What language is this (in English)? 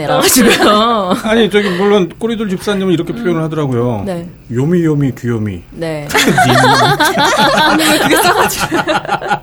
Korean